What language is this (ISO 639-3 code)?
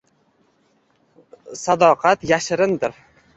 uzb